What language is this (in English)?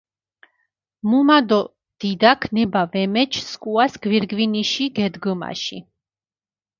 Mingrelian